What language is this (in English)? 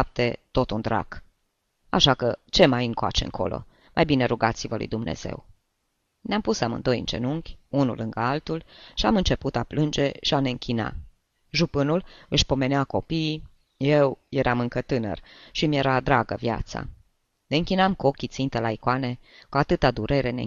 Romanian